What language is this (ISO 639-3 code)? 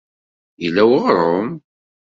kab